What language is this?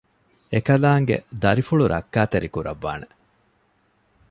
Divehi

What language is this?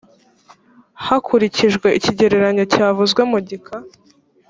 Kinyarwanda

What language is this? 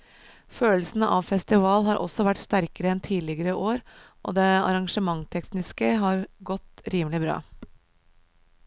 Norwegian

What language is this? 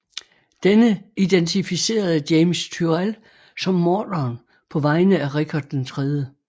Danish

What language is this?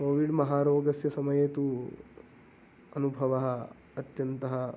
Sanskrit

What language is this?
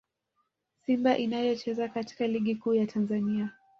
Swahili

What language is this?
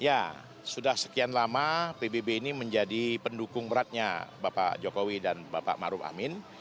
Indonesian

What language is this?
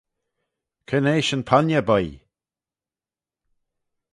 Manx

